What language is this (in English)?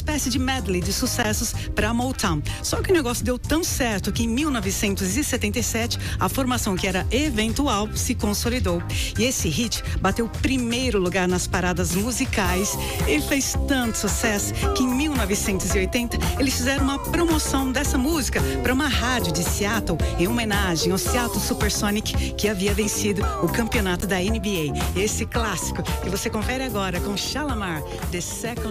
Portuguese